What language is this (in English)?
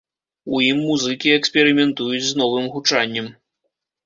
Belarusian